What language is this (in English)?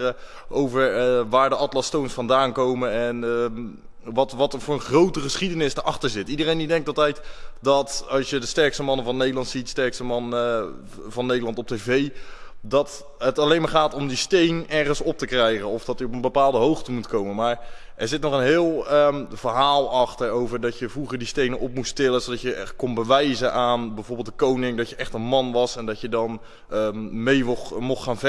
Dutch